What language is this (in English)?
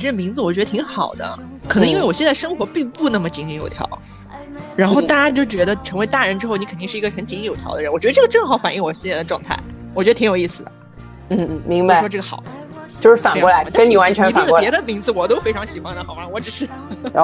Chinese